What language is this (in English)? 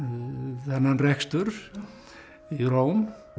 Icelandic